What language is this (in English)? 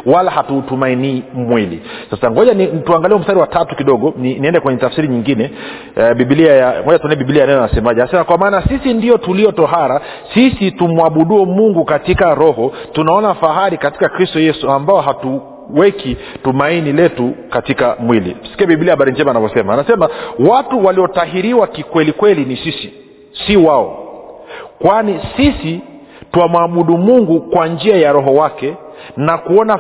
Swahili